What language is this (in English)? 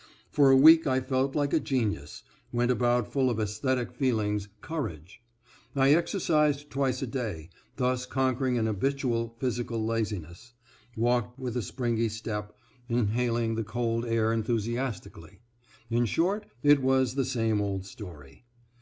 English